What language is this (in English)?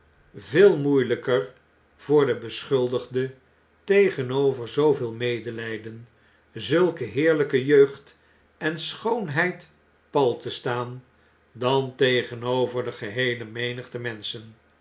Dutch